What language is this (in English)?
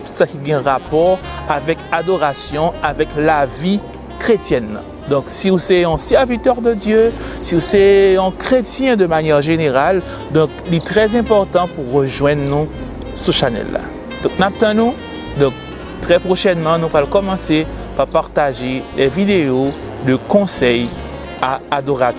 French